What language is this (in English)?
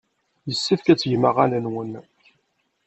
Kabyle